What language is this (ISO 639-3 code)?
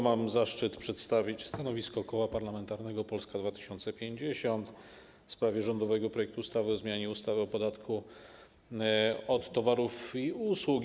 pol